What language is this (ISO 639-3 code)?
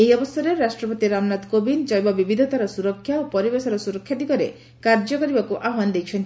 ori